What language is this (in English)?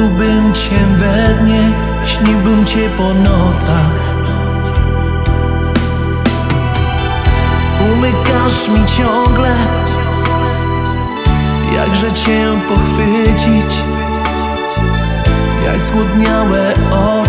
Spanish